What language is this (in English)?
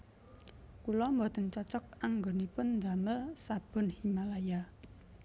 Javanese